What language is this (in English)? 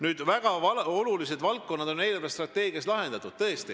Estonian